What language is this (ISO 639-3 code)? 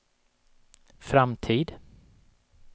swe